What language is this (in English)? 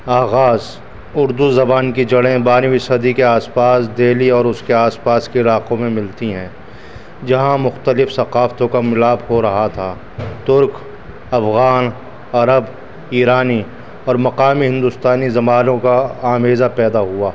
Urdu